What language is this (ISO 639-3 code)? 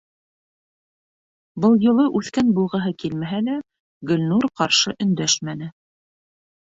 bak